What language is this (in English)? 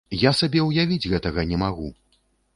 Belarusian